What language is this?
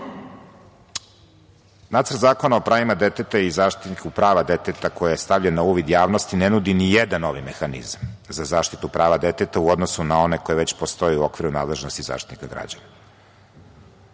Serbian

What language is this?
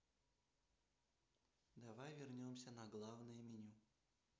Russian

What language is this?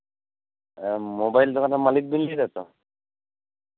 Santali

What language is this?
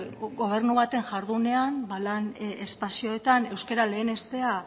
Basque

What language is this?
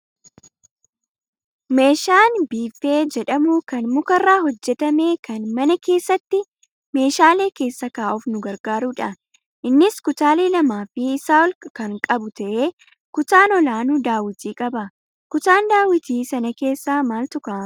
Oromo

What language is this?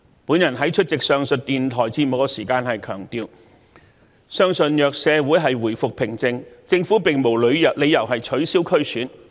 Cantonese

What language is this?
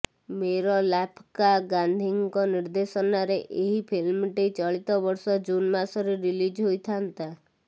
Odia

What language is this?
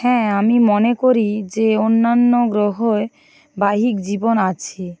Bangla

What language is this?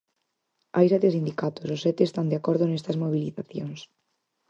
Galician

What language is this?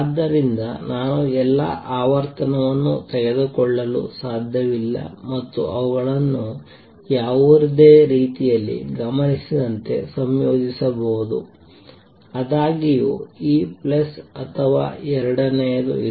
Kannada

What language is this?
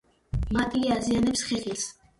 Georgian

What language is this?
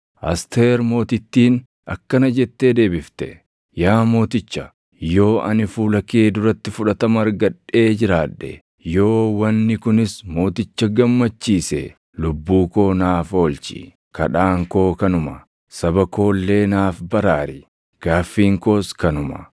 Oromo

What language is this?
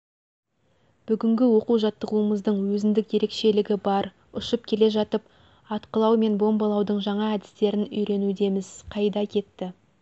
Kazakh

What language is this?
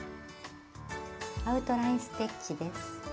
Japanese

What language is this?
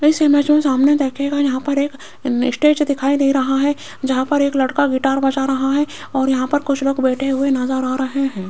Hindi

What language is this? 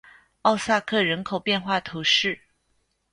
Chinese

